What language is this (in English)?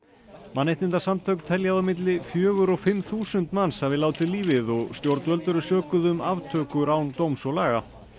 Icelandic